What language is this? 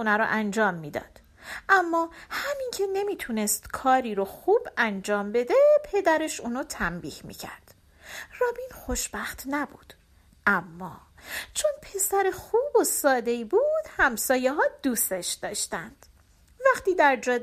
Persian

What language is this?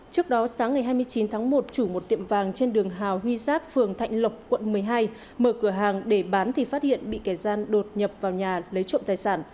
Vietnamese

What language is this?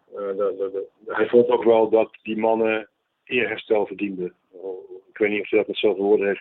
Dutch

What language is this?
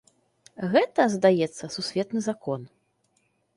Belarusian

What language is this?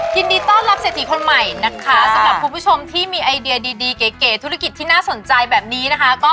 Thai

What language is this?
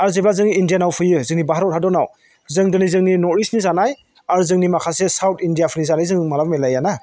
Bodo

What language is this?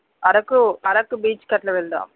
Telugu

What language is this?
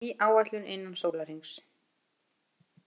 Icelandic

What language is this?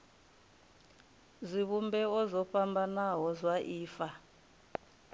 Venda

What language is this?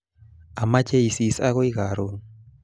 Kalenjin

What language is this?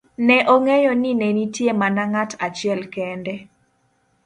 Luo (Kenya and Tanzania)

